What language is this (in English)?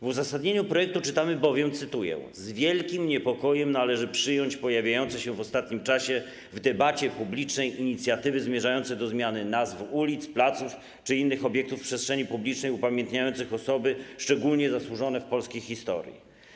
Polish